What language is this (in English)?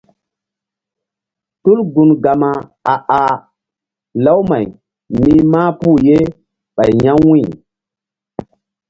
Mbum